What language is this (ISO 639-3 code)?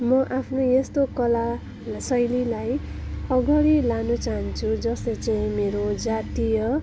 nep